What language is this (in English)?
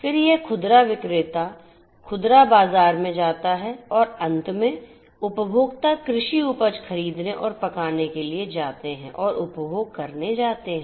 Hindi